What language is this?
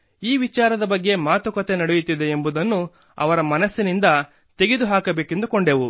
Kannada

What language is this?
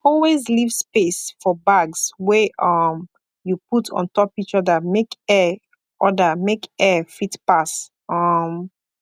Nigerian Pidgin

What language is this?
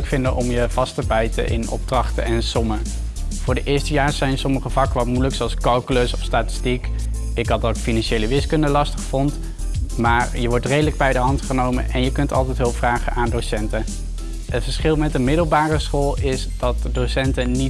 Dutch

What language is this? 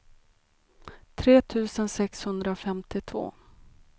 Swedish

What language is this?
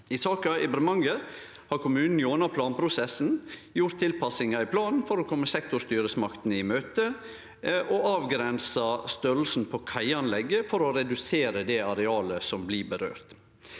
Norwegian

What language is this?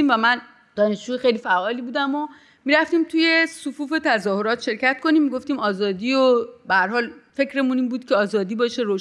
Persian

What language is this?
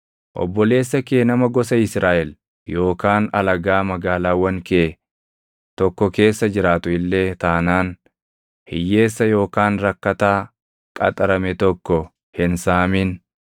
Oromo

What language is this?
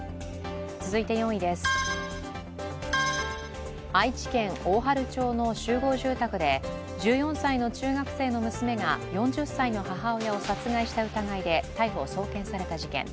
Japanese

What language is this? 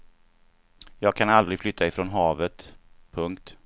Swedish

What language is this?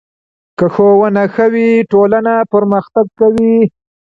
Pashto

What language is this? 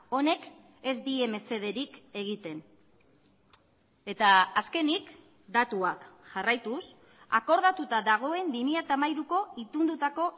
Basque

